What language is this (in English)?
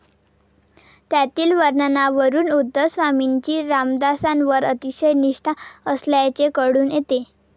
Marathi